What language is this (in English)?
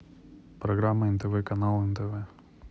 Russian